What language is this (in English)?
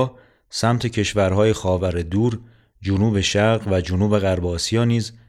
Persian